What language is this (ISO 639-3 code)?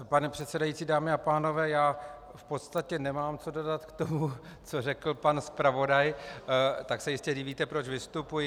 ces